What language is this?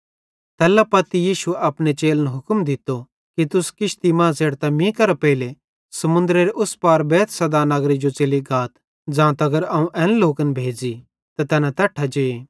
Bhadrawahi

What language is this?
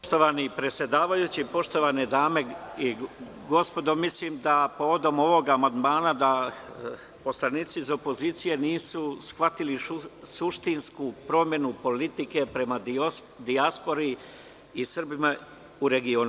Serbian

